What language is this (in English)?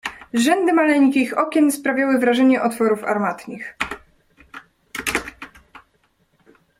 Polish